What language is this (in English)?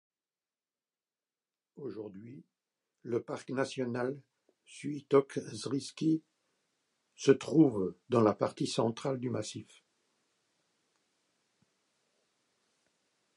French